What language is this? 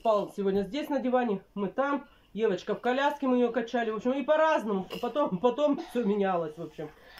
Russian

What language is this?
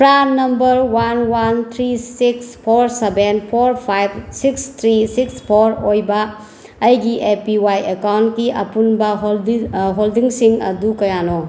Manipuri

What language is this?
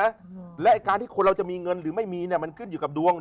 Thai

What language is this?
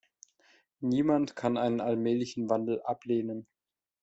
German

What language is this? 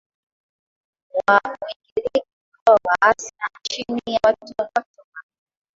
Swahili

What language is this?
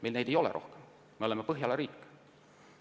Estonian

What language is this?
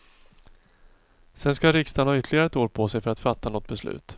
Swedish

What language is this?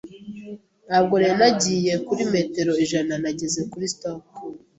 Kinyarwanda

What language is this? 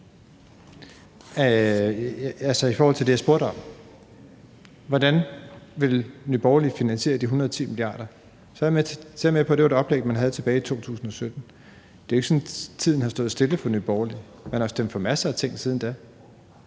Danish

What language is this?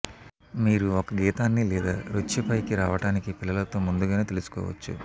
Telugu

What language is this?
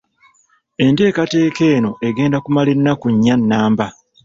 Ganda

